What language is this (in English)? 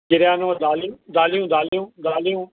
Sindhi